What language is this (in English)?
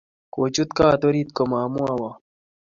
Kalenjin